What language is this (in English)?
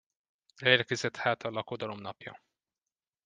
Hungarian